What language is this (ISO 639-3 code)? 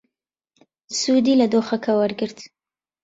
ckb